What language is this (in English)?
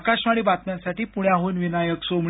Marathi